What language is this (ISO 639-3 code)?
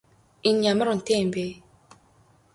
mon